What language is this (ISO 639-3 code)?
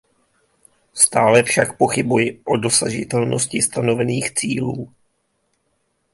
ces